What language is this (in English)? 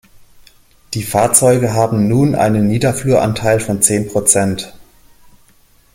German